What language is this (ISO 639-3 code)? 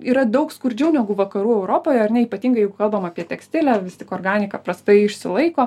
lit